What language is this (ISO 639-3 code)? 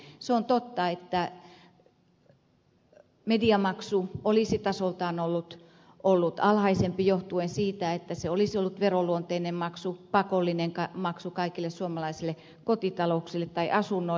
fin